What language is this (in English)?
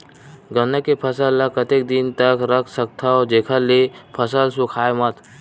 Chhattisgarhi